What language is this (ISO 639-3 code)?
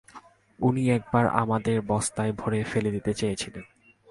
ben